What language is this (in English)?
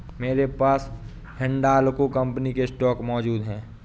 Hindi